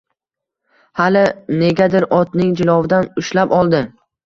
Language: Uzbek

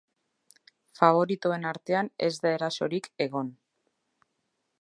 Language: Basque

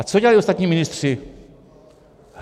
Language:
Czech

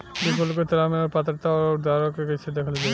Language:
Bhojpuri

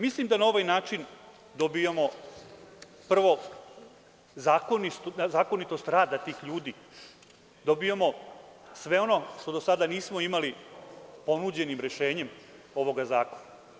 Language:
Serbian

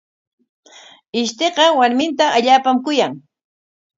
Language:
Corongo Ancash Quechua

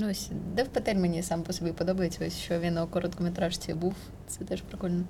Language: Ukrainian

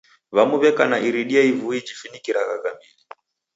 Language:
Taita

